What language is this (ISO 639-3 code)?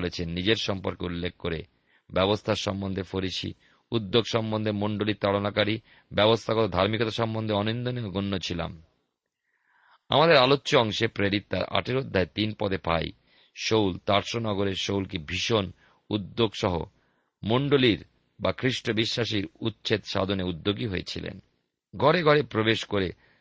ben